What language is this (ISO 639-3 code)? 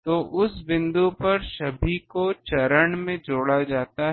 hin